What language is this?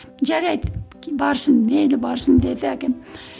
Kazakh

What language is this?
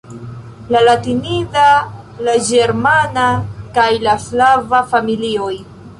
Esperanto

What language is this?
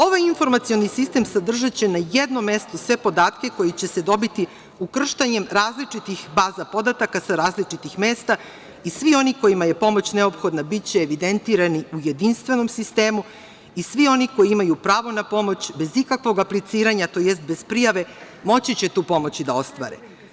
Serbian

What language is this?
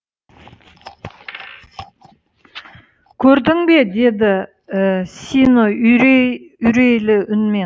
Kazakh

